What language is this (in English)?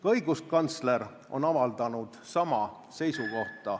Estonian